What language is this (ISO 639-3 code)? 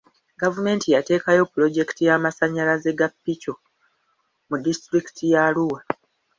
lug